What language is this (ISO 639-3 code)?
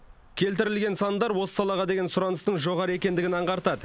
kaz